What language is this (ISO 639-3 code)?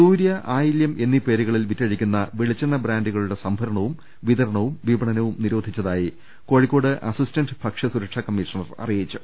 mal